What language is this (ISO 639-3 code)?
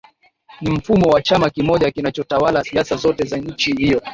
swa